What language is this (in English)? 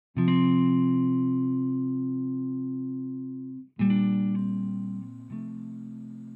Indonesian